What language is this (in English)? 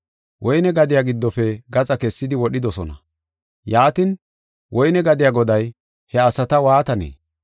Gofa